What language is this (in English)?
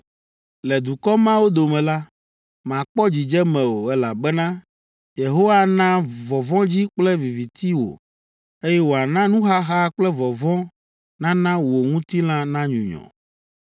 Ewe